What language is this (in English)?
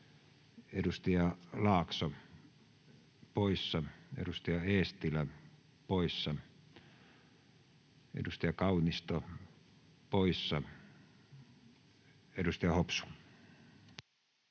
Finnish